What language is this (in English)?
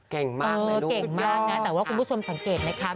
Thai